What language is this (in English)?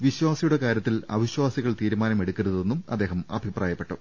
Malayalam